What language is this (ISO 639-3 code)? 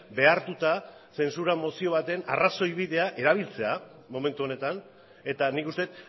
eus